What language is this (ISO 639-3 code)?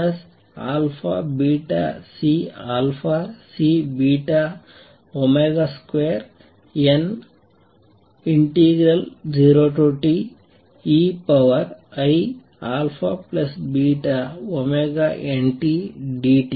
kan